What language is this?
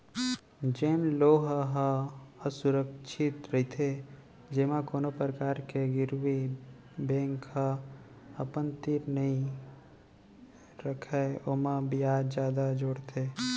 Chhattisgarhi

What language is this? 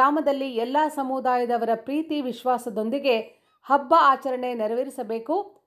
Kannada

